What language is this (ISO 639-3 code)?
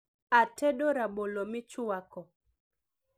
luo